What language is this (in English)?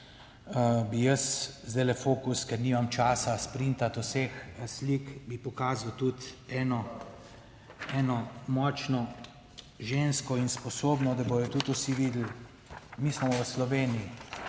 Slovenian